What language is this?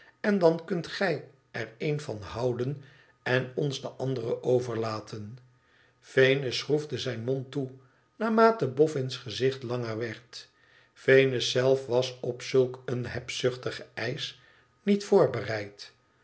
Dutch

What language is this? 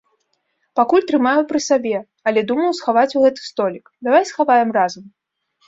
Belarusian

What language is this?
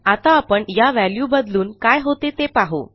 Marathi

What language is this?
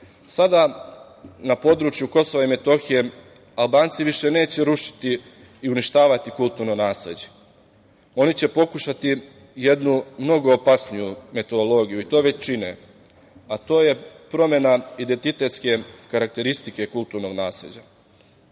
Serbian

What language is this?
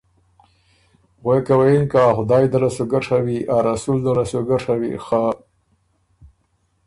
Ormuri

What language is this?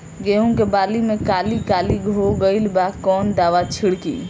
Bhojpuri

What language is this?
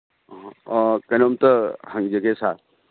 Manipuri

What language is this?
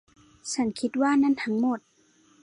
Thai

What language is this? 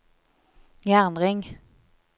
Norwegian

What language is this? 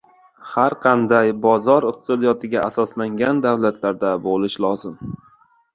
Uzbek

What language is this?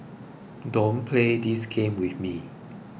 English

